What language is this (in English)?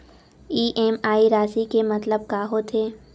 Chhattisgarhi